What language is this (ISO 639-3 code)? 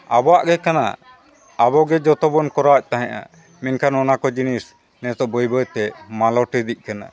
sat